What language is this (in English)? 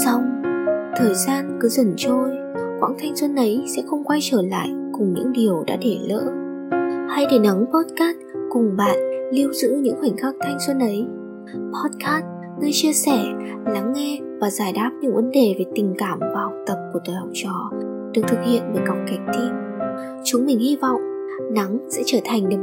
Vietnamese